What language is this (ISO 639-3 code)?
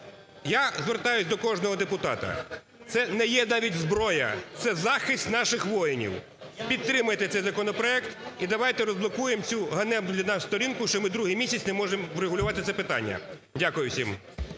ukr